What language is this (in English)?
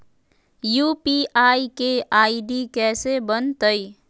Magahi